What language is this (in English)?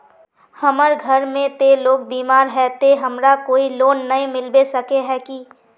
Magahi